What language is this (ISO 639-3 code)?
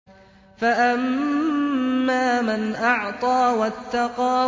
ara